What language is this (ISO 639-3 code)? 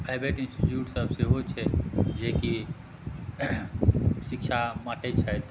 mai